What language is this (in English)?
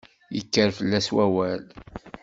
Kabyle